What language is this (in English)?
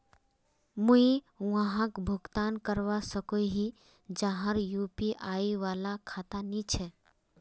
Magahi